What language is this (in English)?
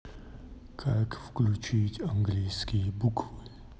Russian